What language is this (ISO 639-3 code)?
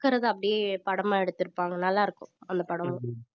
tam